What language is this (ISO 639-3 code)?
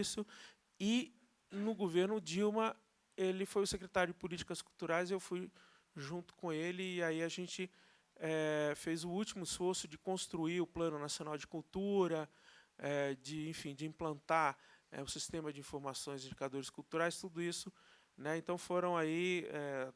por